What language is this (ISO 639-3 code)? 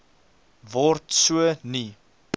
afr